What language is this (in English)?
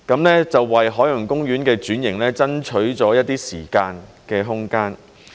Cantonese